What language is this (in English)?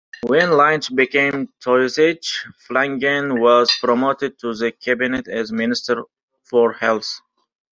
English